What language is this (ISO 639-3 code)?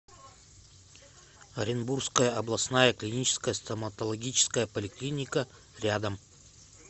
rus